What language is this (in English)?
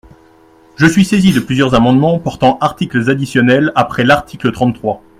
French